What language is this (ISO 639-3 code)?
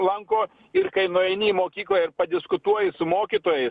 lit